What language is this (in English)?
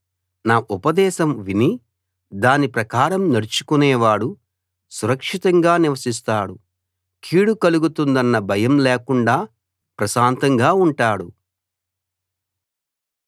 Telugu